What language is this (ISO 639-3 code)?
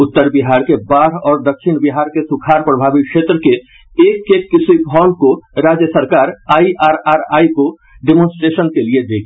hin